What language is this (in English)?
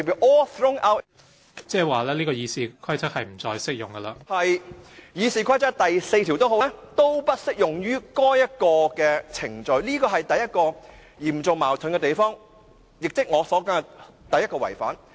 Cantonese